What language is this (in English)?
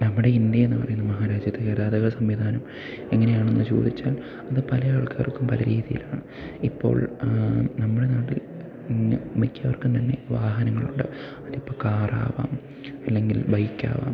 Malayalam